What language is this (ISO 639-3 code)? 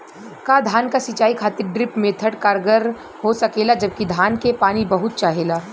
bho